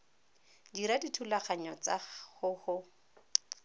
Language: Tswana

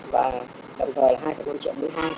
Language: Vietnamese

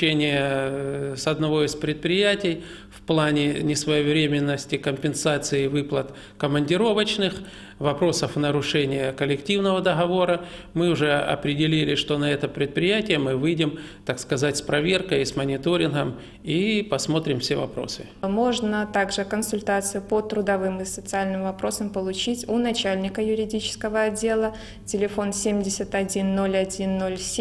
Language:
Russian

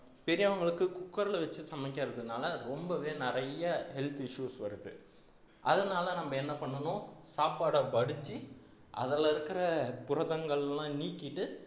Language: Tamil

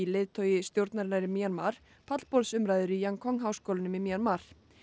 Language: Icelandic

